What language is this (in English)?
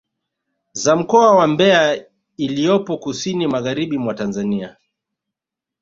Swahili